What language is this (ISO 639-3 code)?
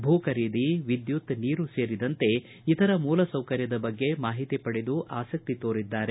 kan